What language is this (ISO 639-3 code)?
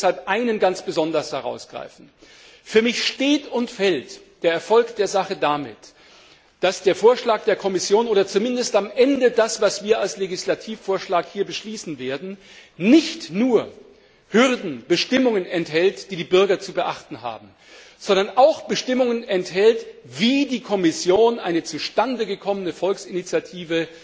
deu